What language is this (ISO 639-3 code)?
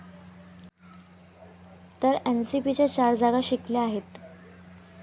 mar